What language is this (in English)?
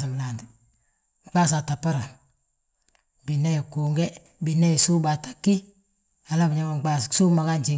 Balanta-Ganja